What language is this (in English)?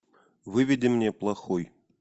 Russian